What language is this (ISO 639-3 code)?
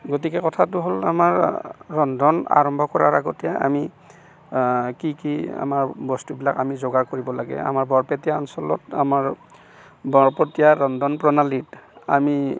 asm